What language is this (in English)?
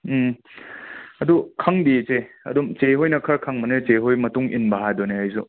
Manipuri